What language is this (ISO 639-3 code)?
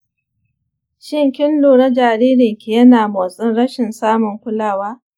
hau